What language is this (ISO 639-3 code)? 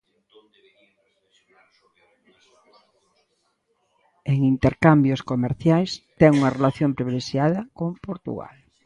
glg